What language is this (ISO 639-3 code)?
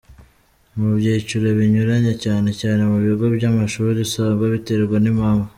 kin